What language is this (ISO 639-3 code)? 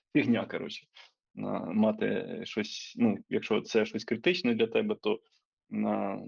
ukr